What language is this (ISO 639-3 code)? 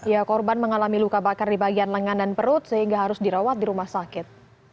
ind